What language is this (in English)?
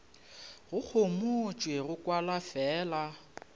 Northern Sotho